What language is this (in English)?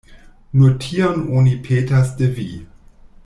Esperanto